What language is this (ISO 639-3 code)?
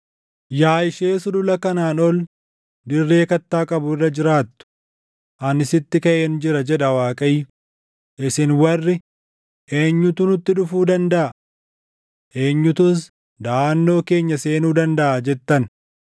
orm